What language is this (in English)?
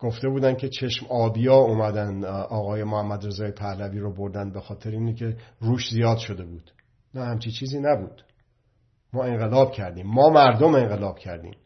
Persian